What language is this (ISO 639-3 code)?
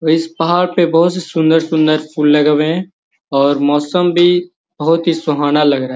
mag